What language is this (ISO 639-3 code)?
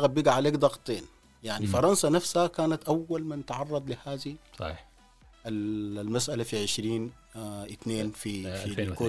ara